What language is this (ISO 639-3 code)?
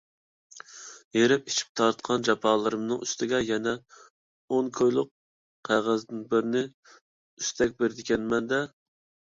uig